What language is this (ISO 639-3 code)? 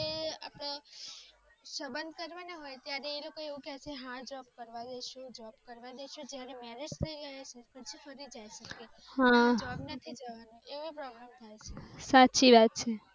guj